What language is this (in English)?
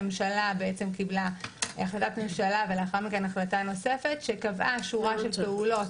Hebrew